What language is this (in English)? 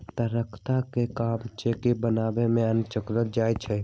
Magahi